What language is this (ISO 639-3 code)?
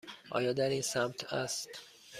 fas